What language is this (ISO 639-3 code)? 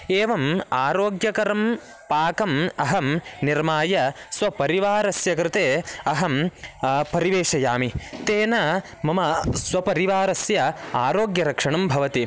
san